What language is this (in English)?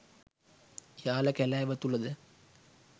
Sinhala